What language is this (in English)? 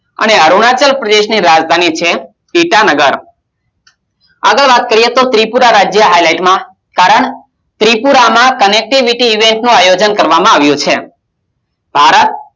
Gujarati